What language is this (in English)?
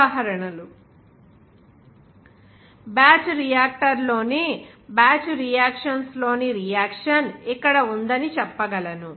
Telugu